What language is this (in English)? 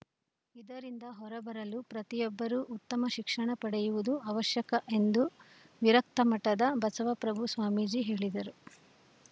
Kannada